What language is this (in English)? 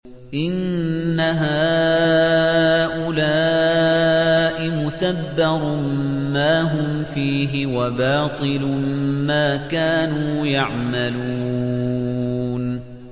Arabic